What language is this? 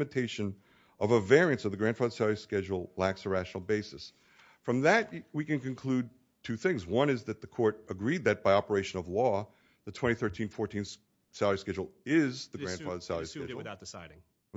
English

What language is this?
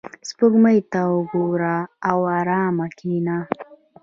Pashto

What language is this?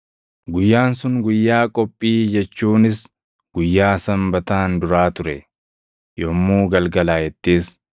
Oromo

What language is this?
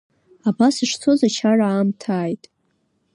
Abkhazian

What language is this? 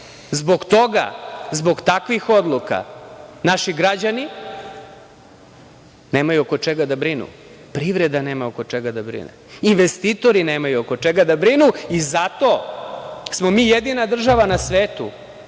Serbian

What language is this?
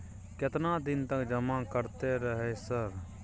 Maithili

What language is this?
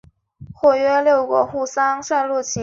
Chinese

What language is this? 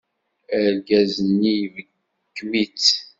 Kabyle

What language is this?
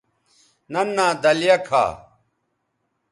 Bateri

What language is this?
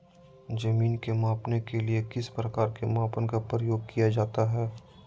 Magahi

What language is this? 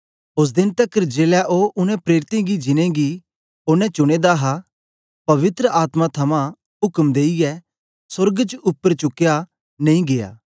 Dogri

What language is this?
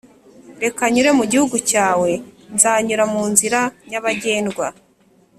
Kinyarwanda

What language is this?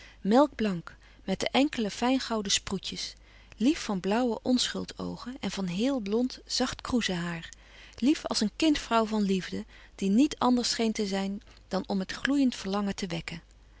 Dutch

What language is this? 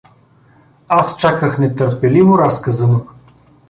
Bulgarian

